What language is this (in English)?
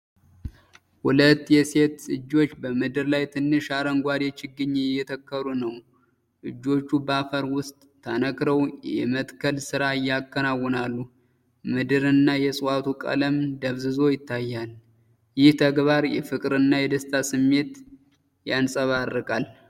Amharic